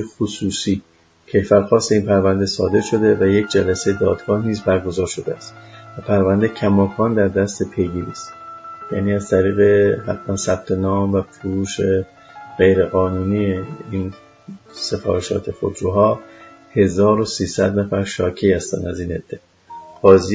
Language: Persian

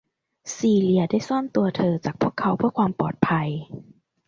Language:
Thai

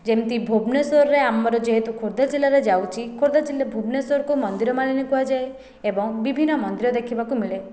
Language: Odia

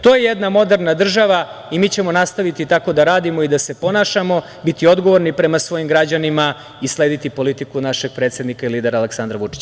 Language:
Serbian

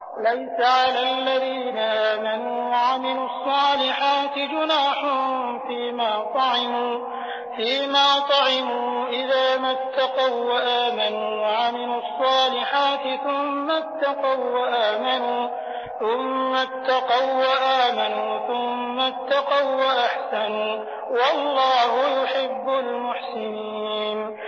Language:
Arabic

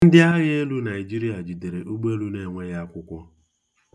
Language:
Igbo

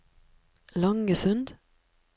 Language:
Norwegian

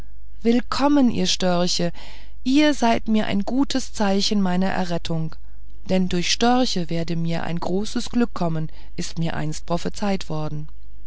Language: German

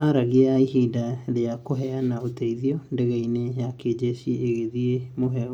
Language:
Kikuyu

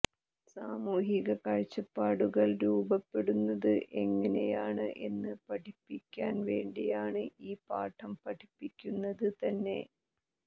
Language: Malayalam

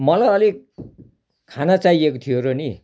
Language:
Nepali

